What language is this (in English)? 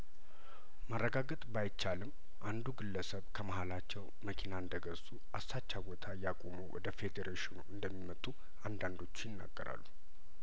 Amharic